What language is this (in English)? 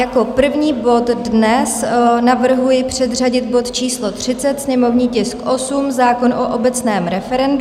Czech